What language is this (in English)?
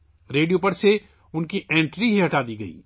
Urdu